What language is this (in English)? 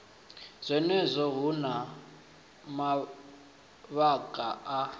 Venda